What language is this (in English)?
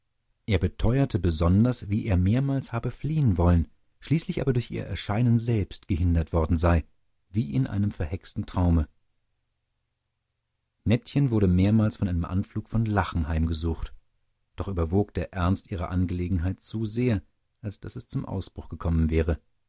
German